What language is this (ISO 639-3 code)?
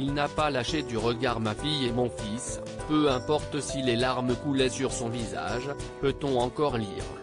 fra